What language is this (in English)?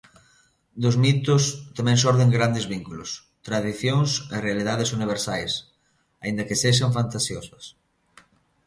Galician